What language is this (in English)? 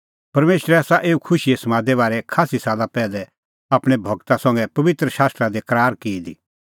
Kullu Pahari